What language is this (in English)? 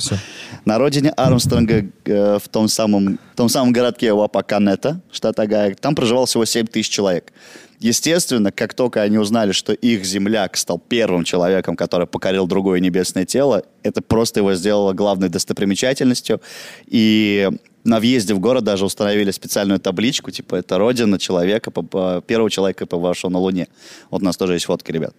Russian